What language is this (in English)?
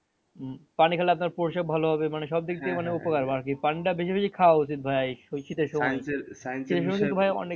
Bangla